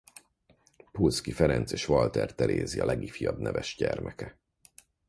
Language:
Hungarian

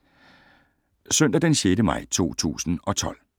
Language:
Danish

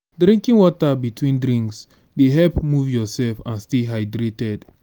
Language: Nigerian Pidgin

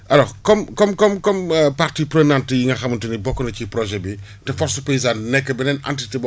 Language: Wolof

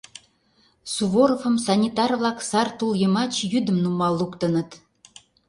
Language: Mari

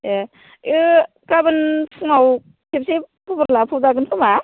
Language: Bodo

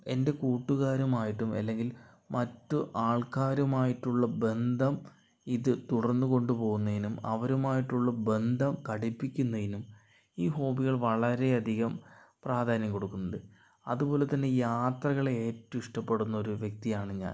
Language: Malayalam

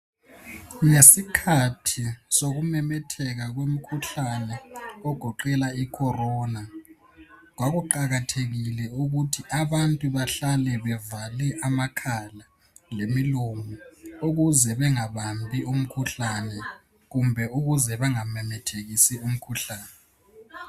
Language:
North Ndebele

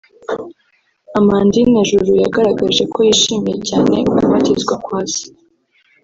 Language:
Kinyarwanda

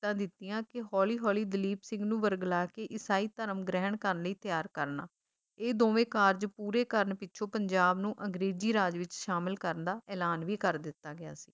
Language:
Punjabi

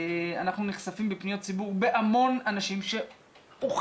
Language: Hebrew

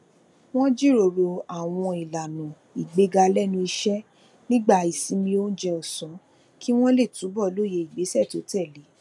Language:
Yoruba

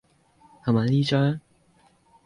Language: Cantonese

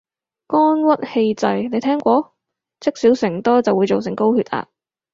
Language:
Cantonese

